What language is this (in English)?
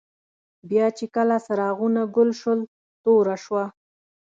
Pashto